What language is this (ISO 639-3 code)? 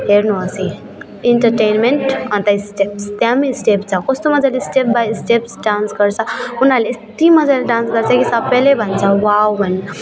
nep